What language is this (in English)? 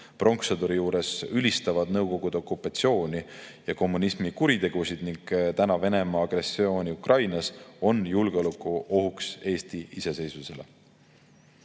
Estonian